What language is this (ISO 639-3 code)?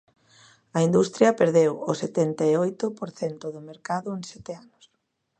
glg